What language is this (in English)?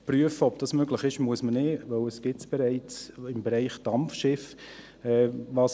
Swiss German